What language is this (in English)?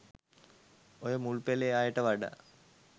Sinhala